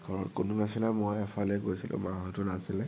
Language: Assamese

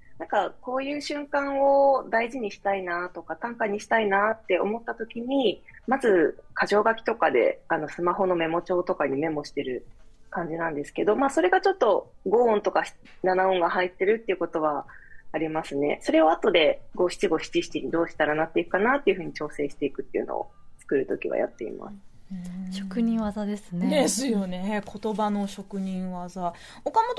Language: Japanese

